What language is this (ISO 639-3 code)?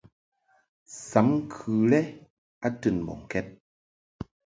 mhk